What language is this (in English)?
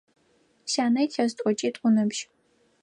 Adyghe